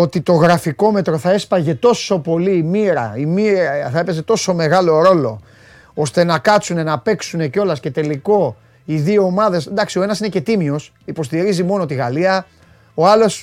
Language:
Greek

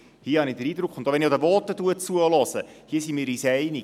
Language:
Swiss German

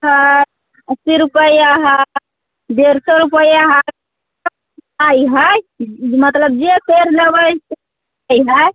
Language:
Maithili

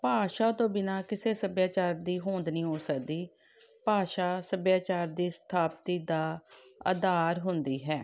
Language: Punjabi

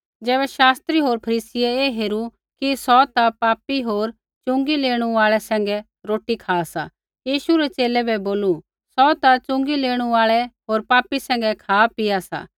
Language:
Kullu Pahari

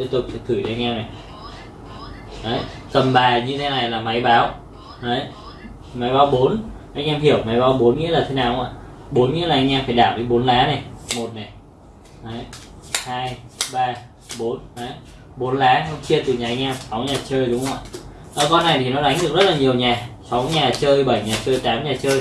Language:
Vietnamese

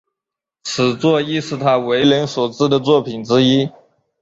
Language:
Chinese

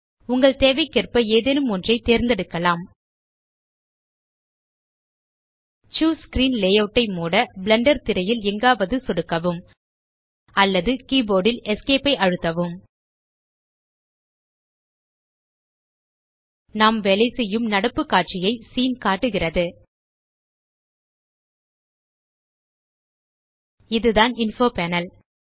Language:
Tamil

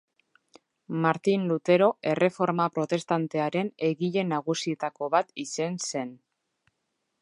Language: Basque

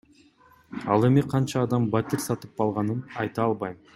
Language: Kyrgyz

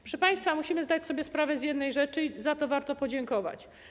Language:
Polish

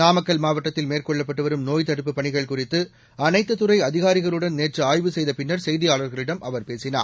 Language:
Tamil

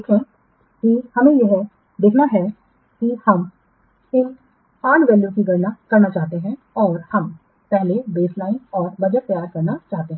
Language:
Hindi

